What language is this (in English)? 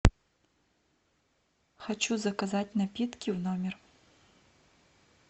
Russian